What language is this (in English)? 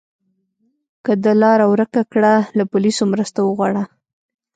Pashto